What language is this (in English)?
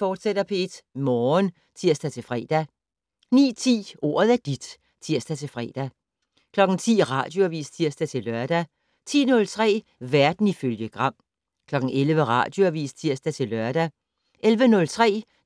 Danish